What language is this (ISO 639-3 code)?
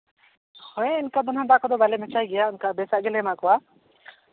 sat